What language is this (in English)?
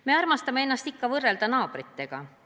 Estonian